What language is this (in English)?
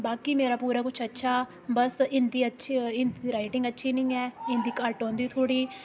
Dogri